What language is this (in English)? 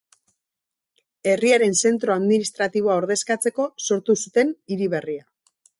Basque